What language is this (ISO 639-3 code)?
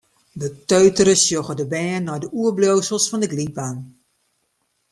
fry